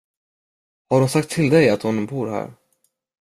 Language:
Swedish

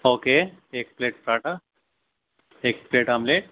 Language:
Urdu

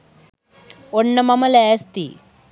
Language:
Sinhala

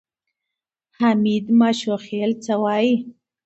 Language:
Pashto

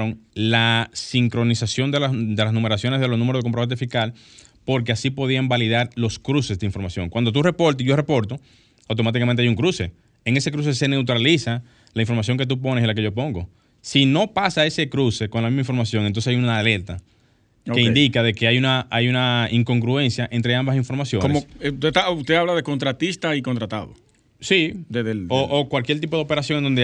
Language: Spanish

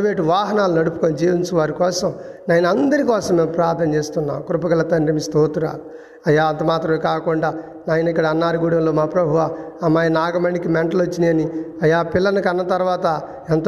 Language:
Telugu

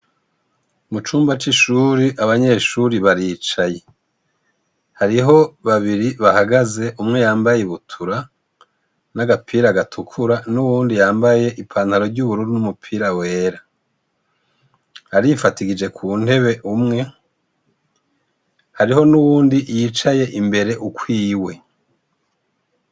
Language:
Rundi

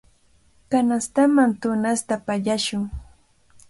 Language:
Cajatambo North Lima Quechua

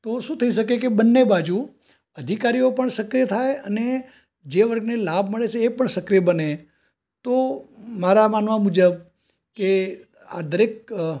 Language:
Gujarati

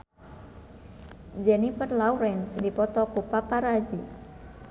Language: Sundanese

